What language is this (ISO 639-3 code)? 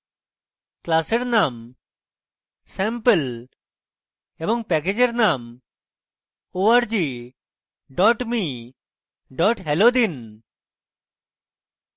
ben